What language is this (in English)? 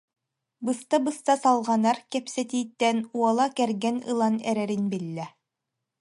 Yakut